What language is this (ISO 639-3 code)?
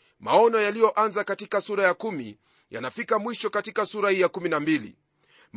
swa